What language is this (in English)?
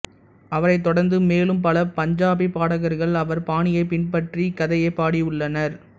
Tamil